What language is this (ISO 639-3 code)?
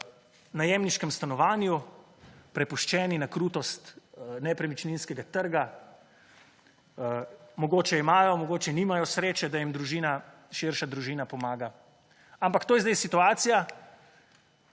slv